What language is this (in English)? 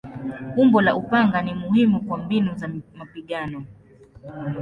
Swahili